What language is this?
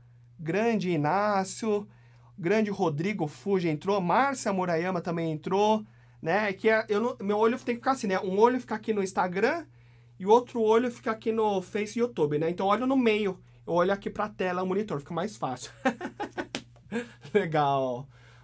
Portuguese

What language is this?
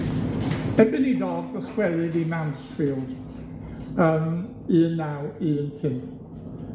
Welsh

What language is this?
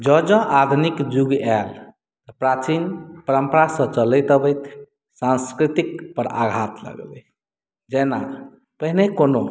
Maithili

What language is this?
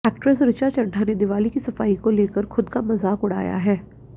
Hindi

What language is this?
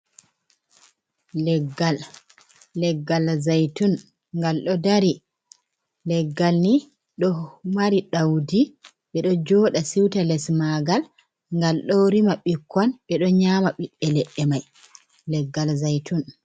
Fula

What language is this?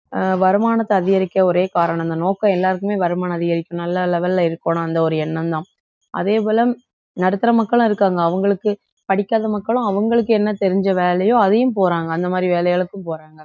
Tamil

